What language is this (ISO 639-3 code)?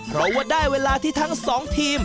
tha